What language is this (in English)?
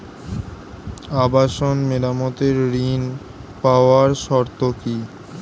Bangla